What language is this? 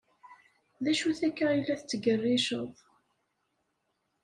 Kabyle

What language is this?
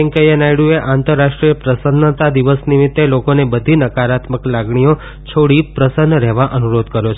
Gujarati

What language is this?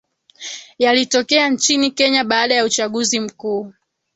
Swahili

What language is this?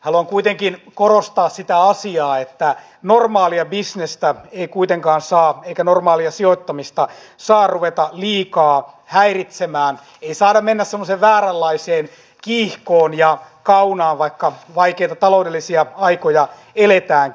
Finnish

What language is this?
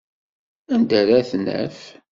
Kabyle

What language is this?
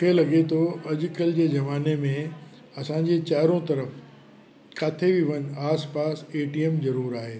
Sindhi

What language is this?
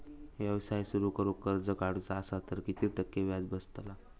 Marathi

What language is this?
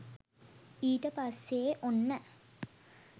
Sinhala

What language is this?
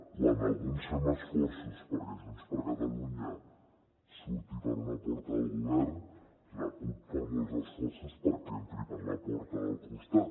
Catalan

